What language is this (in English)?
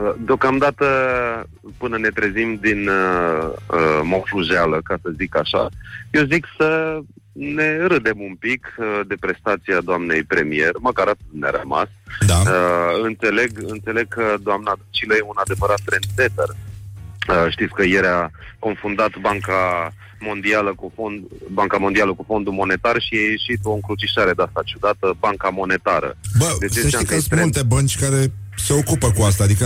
Romanian